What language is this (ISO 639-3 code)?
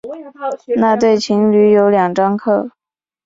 zho